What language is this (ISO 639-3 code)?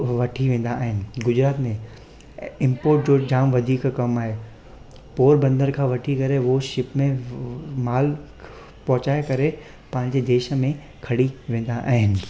snd